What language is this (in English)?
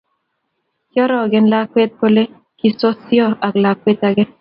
Kalenjin